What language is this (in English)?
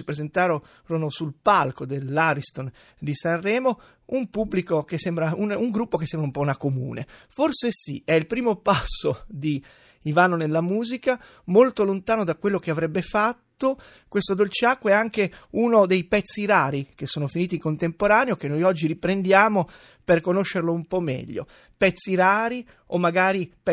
Italian